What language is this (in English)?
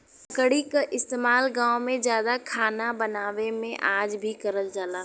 Bhojpuri